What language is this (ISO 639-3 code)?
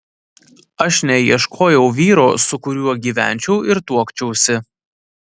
lit